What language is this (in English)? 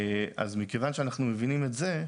Hebrew